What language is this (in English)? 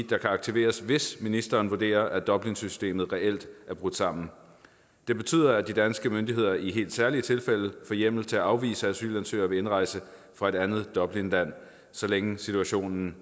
Danish